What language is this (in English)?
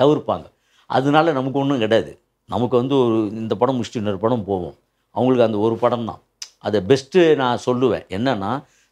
Tamil